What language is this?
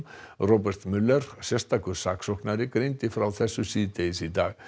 Icelandic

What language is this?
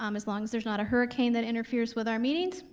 English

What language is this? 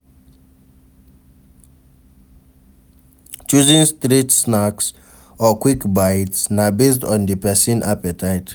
Nigerian Pidgin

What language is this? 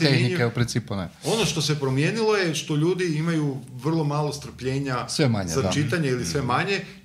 Croatian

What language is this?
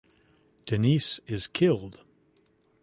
English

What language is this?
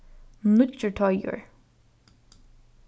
Faroese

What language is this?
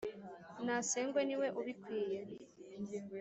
Kinyarwanda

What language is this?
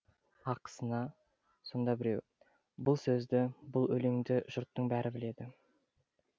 Kazakh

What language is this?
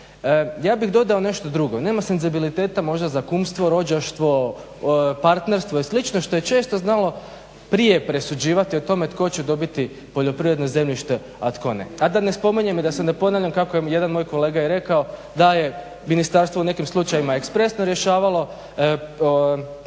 Croatian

